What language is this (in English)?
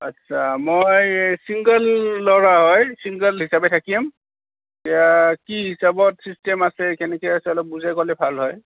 Assamese